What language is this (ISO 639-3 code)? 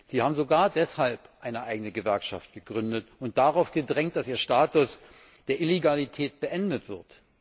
deu